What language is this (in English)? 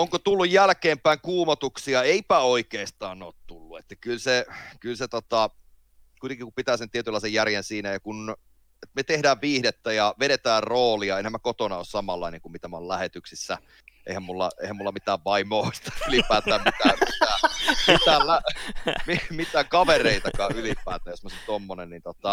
Finnish